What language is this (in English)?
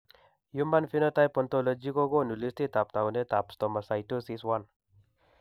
Kalenjin